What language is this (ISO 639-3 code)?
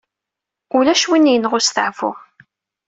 kab